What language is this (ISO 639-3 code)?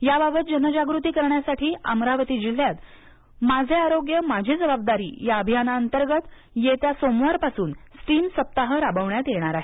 mar